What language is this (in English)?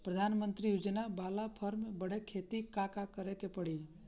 Bhojpuri